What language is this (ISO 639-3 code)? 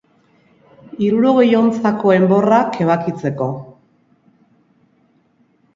eus